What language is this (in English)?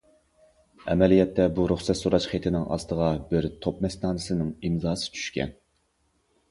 Uyghur